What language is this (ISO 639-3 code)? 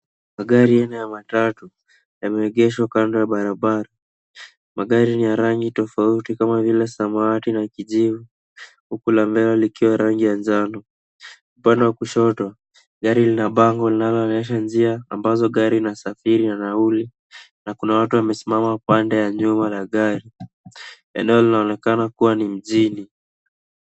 swa